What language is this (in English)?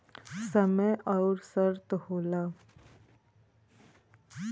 Bhojpuri